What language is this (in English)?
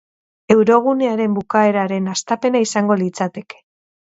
Basque